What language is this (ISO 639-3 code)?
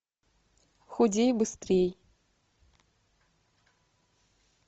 rus